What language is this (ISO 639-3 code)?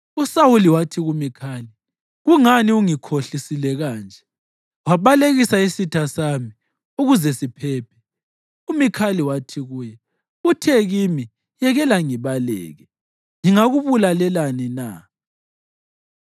nde